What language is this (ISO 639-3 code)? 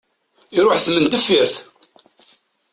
kab